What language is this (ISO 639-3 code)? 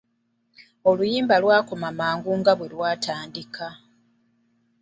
lug